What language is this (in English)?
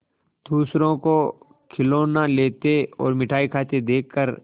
Hindi